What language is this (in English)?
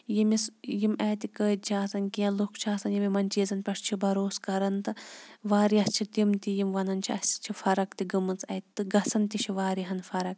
Kashmiri